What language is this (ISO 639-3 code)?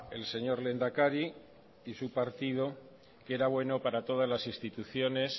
spa